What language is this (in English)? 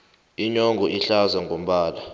South Ndebele